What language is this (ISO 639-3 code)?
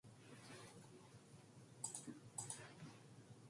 kor